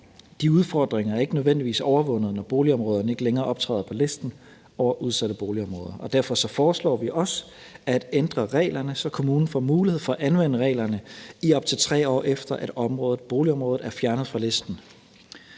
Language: Danish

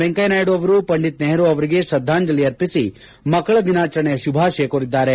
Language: Kannada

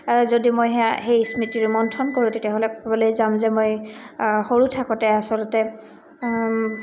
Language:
Assamese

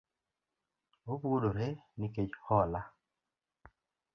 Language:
Luo (Kenya and Tanzania)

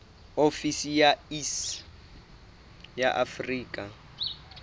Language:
Southern Sotho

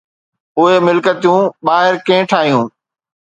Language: Sindhi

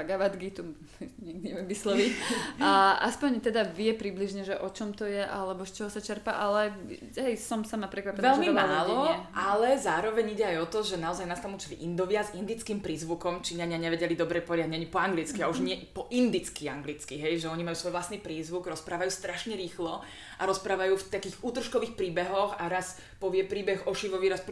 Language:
Slovak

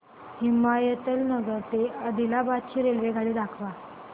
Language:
Marathi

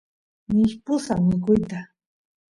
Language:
Santiago del Estero Quichua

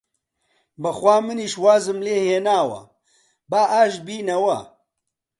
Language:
Central Kurdish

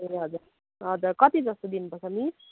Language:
Nepali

